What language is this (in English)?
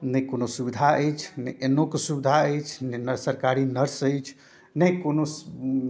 Maithili